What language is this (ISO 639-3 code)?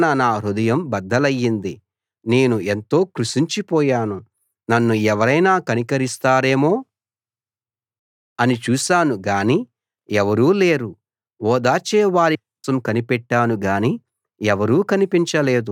tel